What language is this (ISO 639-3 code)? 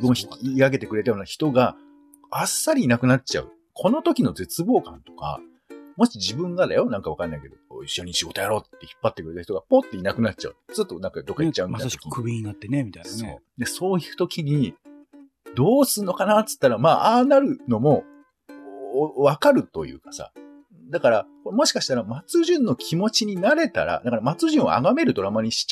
jpn